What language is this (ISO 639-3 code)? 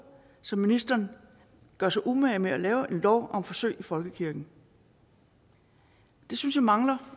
dan